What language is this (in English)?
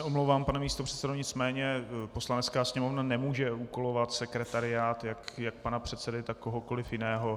Czech